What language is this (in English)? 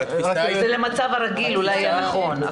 Hebrew